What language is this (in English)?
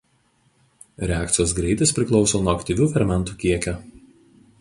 Lithuanian